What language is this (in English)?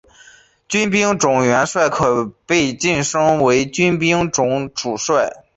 Chinese